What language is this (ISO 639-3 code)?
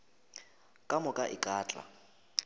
nso